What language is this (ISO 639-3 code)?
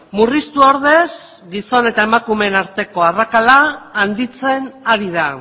eus